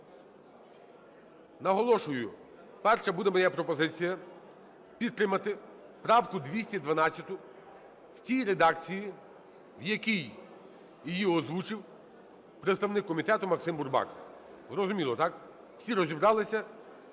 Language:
Ukrainian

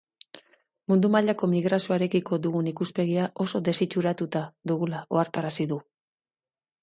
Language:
Basque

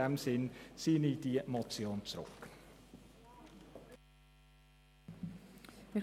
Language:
Swiss German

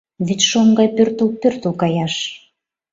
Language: Mari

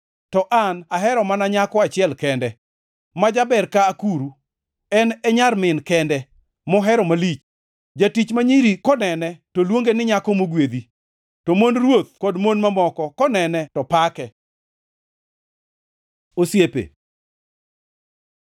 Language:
Luo (Kenya and Tanzania)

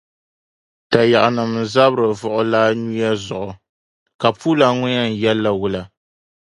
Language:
Dagbani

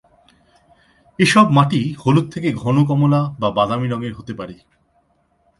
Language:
Bangla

